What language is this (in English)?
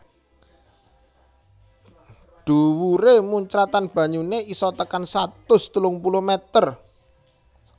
Javanese